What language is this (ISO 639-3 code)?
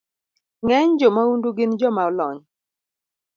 luo